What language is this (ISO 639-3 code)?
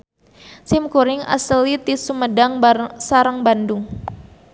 sun